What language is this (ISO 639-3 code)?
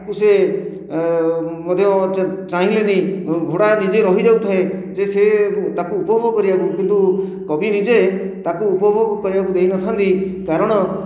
ori